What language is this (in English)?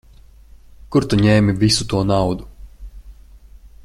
Latvian